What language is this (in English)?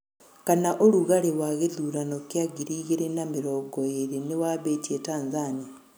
Kikuyu